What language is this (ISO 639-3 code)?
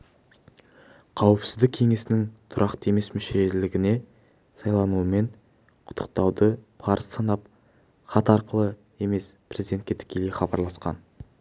kaz